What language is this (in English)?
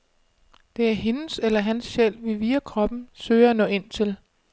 Danish